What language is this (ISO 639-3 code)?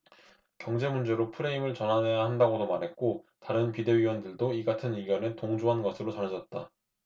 kor